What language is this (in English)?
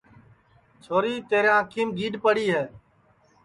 Sansi